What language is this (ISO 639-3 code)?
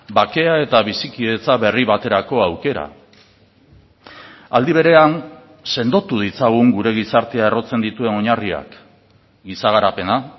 eus